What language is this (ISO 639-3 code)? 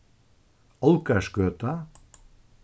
fao